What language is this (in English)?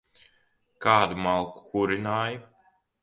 Latvian